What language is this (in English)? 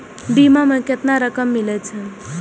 Maithili